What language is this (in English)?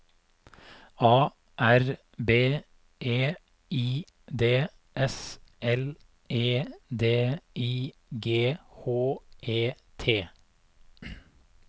Norwegian